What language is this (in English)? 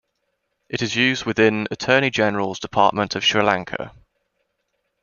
English